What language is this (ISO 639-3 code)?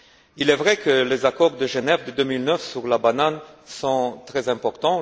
fra